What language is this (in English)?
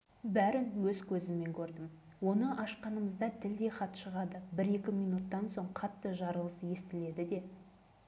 Kazakh